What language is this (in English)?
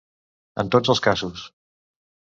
Catalan